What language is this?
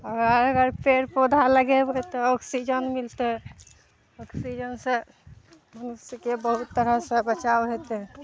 Maithili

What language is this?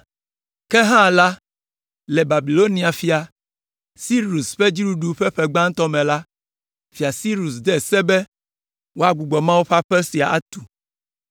Ewe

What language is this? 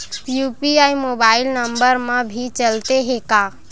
Chhattisgarhi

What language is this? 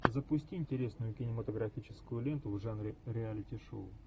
Russian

